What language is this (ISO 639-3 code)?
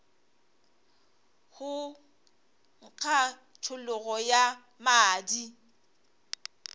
nso